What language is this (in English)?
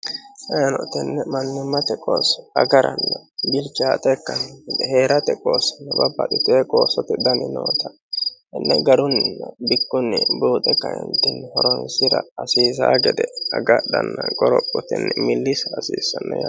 Sidamo